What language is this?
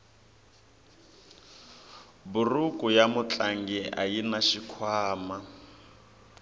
Tsonga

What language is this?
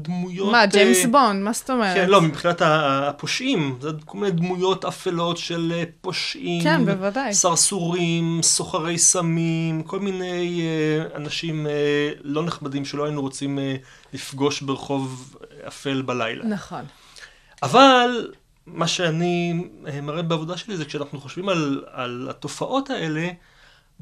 Hebrew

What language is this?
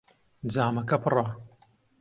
Central Kurdish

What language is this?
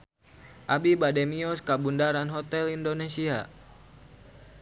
Sundanese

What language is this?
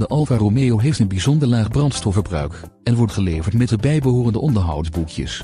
Dutch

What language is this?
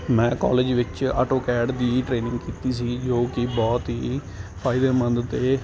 Punjabi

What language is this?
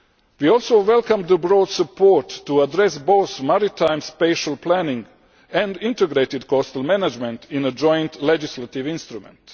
English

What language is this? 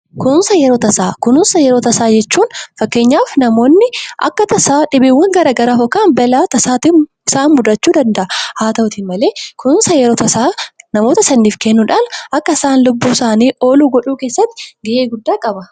Oromo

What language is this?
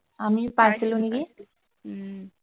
Assamese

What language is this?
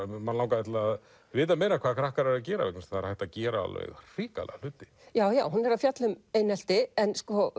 Icelandic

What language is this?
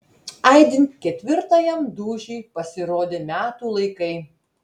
Lithuanian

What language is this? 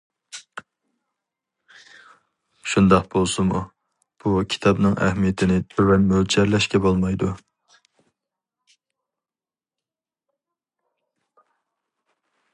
Uyghur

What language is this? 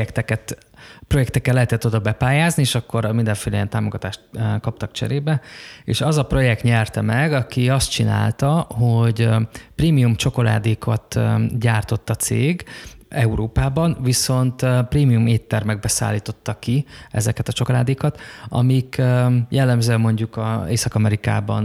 Hungarian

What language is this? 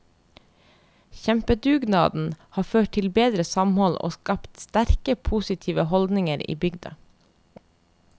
Norwegian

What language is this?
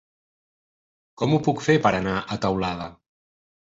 Catalan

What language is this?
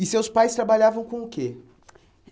Portuguese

